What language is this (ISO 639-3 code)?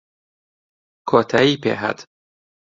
ckb